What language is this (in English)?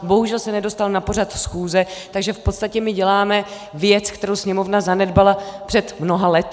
Czech